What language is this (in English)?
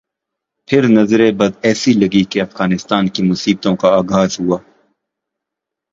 Urdu